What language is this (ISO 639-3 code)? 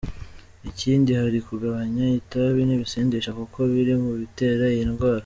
kin